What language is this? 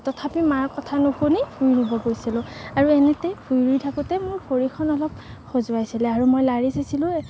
Assamese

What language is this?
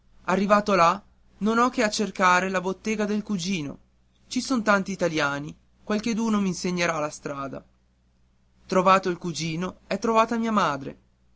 Italian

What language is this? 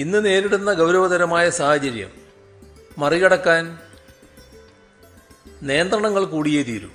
Malayalam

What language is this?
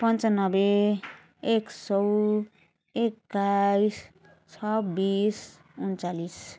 Nepali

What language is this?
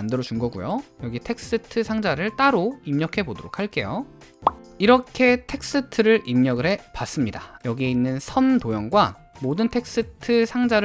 Korean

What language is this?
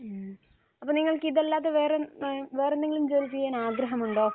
Malayalam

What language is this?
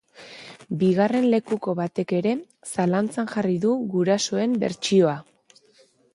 Basque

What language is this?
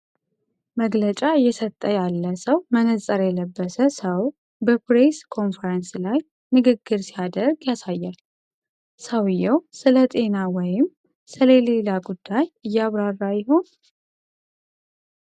Amharic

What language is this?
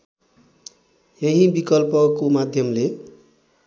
Nepali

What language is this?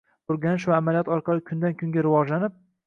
Uzbek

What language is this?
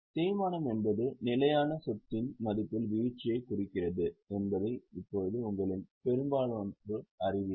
Tamil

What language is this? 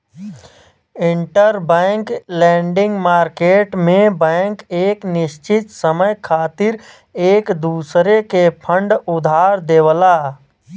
Bhojpuri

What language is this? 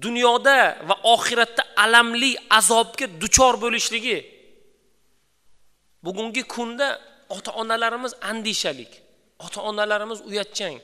Turkish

